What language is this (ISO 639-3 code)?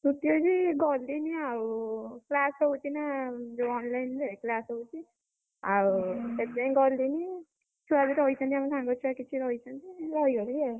ori